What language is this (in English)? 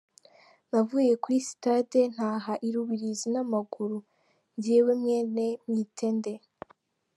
Kinyarwanda